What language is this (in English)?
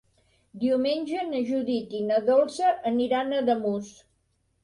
Catalan